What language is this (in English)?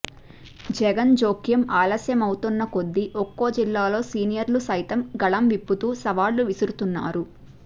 Telugu